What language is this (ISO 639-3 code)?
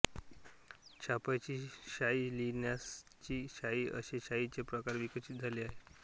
mar